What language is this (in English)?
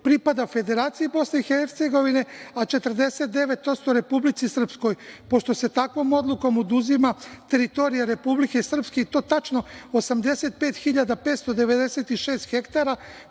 Serbian